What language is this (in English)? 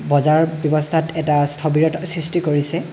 Assamese